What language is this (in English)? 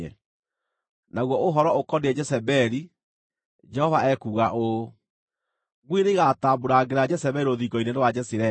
Kikuyu